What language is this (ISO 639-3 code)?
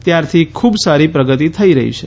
guj